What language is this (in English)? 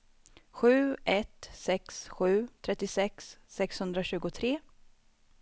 Swedish